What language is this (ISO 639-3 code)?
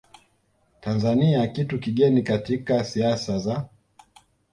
swa